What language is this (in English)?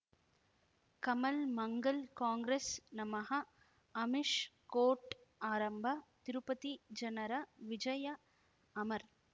Kannada